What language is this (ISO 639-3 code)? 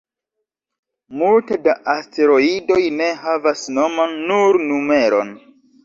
epo